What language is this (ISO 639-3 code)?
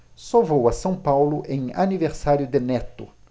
por